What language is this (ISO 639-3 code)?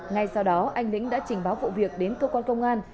vie